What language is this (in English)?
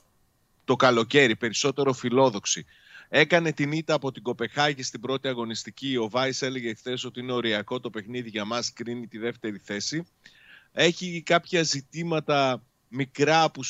Greek